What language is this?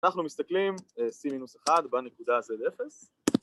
Hebrew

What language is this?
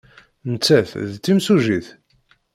Kabyle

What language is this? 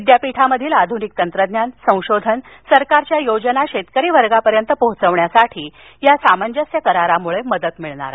Marathi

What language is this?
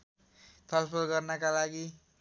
Nepali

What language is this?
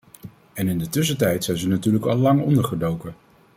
Dutch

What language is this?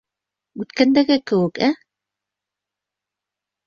Bashkir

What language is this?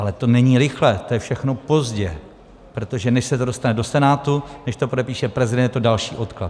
Czech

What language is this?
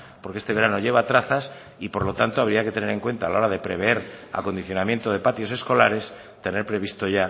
Spanish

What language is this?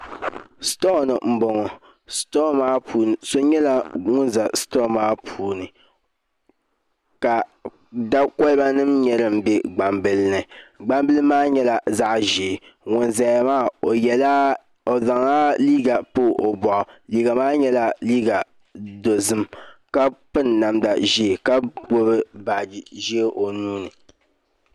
Dagbani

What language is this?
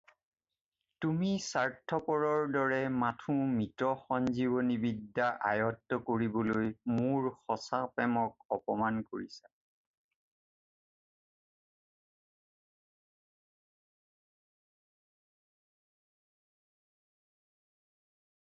Assamese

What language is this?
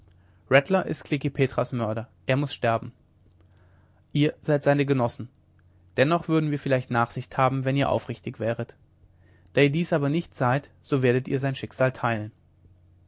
German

